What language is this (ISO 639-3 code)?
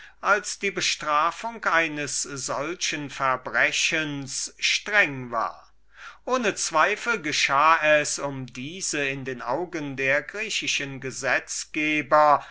deu